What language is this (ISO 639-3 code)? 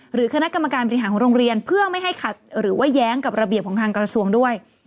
tha